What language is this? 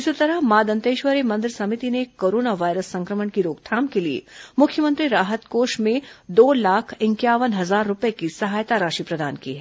Hindi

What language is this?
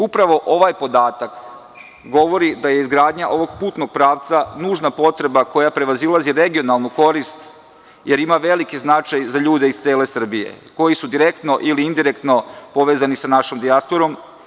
Serbian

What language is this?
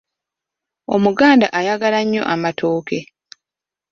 Ganda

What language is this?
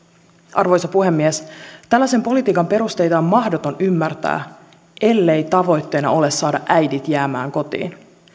Finnish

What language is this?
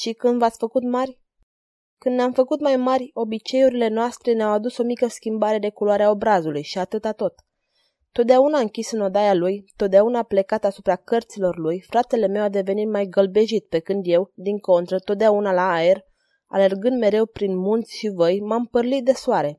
Romanian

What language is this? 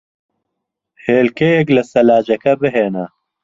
Central Kurdish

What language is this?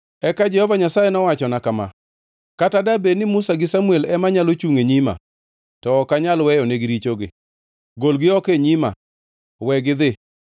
Luo (Kenya and Tanzania)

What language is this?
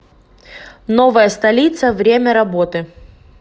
Russian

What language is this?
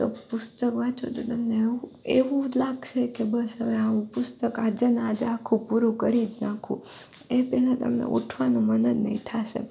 Gujarati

